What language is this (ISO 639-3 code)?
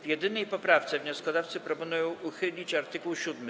pol